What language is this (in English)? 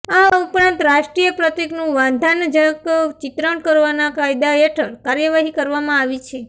Gujarati